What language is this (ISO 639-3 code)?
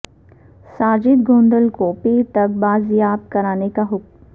urd